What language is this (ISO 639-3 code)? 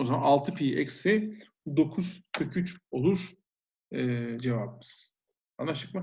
tur